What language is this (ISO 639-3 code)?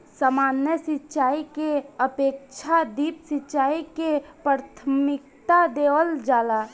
bho